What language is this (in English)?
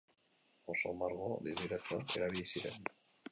Basque